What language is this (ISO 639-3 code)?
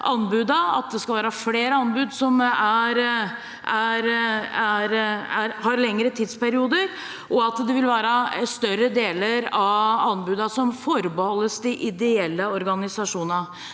nor